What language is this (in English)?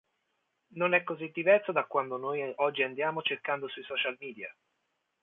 Italian